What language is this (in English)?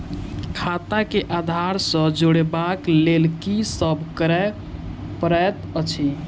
Maithili